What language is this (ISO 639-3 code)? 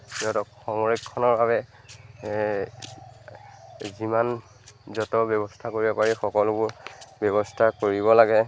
asm